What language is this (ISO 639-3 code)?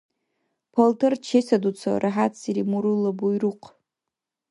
dar